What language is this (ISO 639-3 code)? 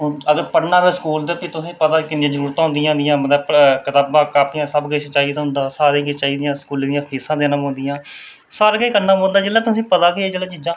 doi